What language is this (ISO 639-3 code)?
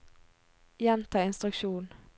nor